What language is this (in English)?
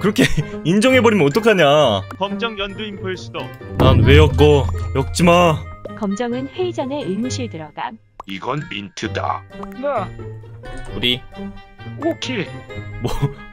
Korean